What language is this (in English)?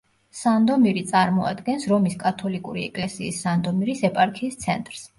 Georgian